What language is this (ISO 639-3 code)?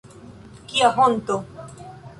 epo